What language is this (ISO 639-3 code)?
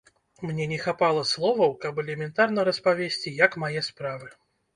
bel